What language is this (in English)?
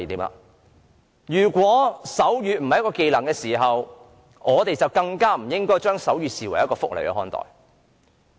Cantonese